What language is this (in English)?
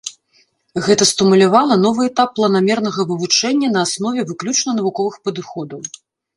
Belarusian